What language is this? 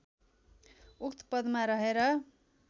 Nepali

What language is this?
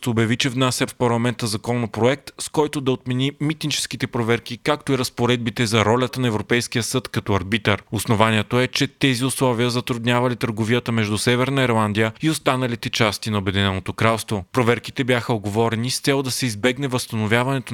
Bulgarian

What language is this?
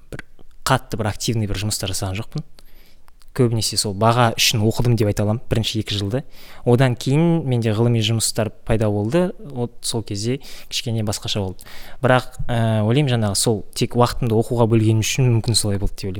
Russian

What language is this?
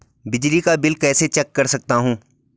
Hindi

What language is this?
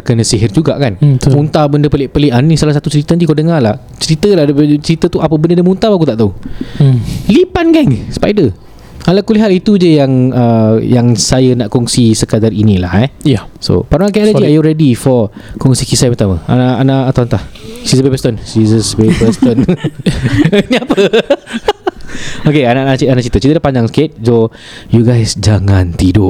Malay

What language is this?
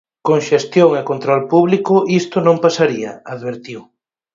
Galician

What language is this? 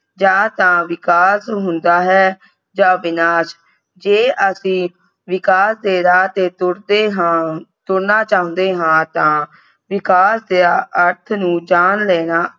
Punjabi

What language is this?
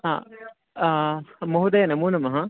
Sanskrit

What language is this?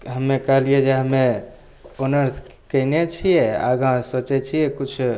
Maithili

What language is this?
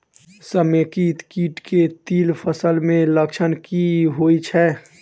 Maithili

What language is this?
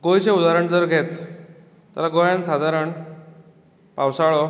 Konkani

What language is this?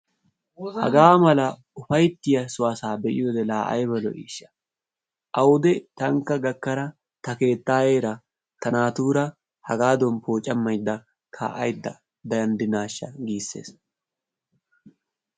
Wolaytta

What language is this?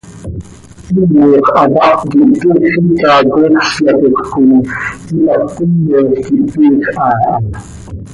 Seri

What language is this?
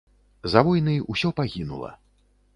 Belarusian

